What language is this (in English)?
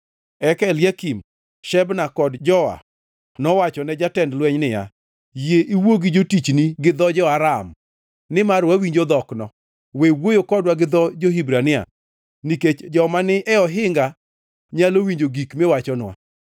Luo (Kenya and Tanzania)